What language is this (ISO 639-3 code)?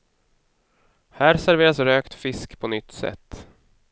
swe